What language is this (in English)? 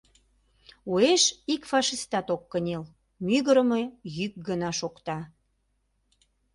Mari